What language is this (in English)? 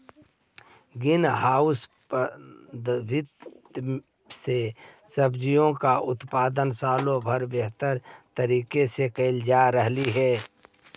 Magahi